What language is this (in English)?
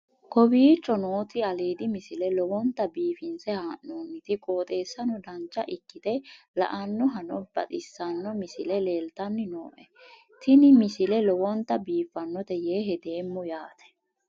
Sidamo